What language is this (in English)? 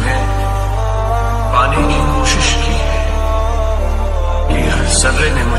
Arabic